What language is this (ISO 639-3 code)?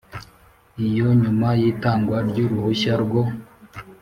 kin